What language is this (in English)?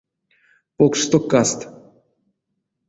Erzya